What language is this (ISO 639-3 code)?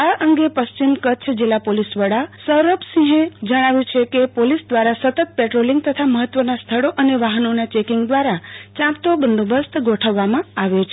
guj